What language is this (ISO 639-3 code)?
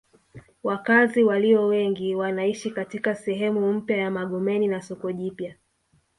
swa